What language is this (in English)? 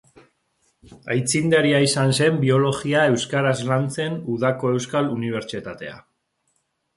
Basque